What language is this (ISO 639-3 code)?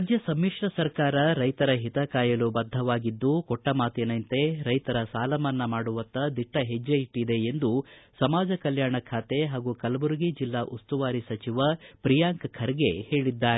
kan